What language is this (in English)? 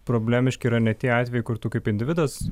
Lithuanian